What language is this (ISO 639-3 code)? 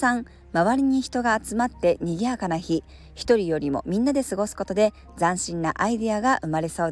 jpn